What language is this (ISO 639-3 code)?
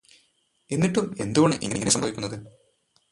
mal